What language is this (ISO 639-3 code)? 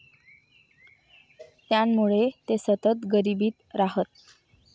mar